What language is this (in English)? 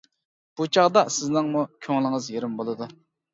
Uyghur